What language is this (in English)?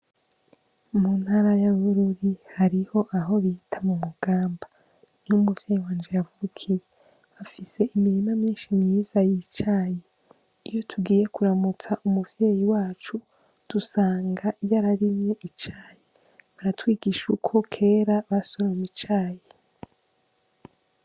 Rundi